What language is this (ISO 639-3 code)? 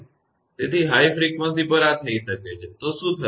guj